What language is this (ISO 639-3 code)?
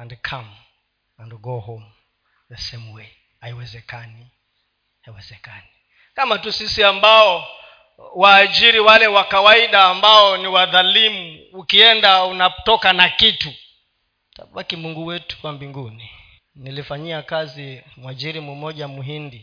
swa